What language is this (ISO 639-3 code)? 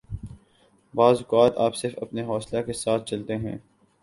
urd